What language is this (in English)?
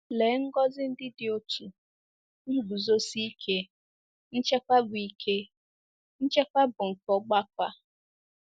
Igbo